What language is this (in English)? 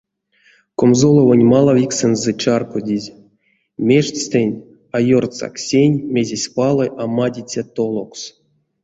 Erzya